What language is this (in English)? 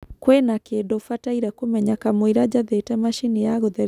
Kikuyu